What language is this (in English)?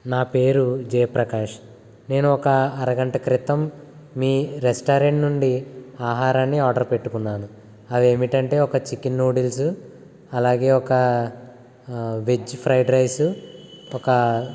Telugu